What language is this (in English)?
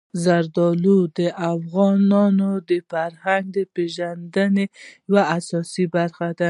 Pashto